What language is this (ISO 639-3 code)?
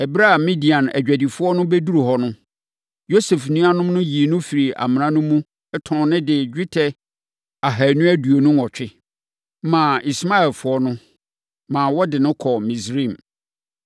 aka